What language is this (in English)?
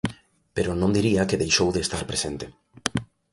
Galician